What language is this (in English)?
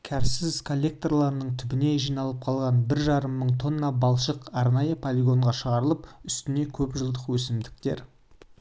Kazakh